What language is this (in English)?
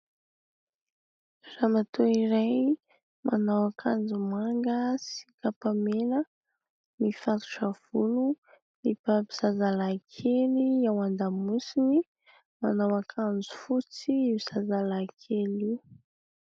Malagasy